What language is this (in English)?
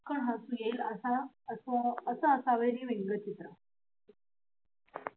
Marathi